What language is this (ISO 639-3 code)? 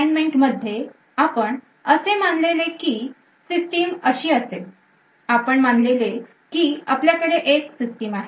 mar